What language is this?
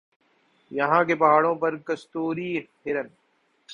Urdu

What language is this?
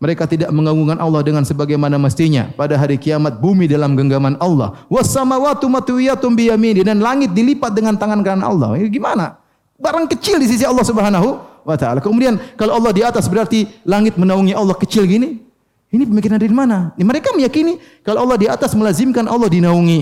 Indonesian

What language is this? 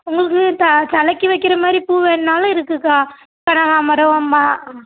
Tamil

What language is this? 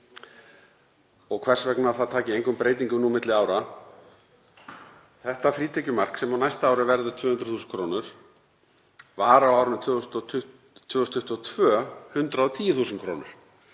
Icelandic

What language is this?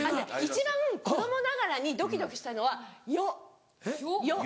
Japanese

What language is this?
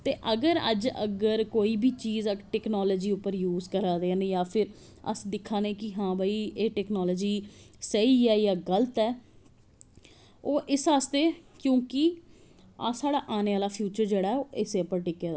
Dogri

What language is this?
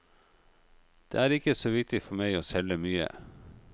Norwegian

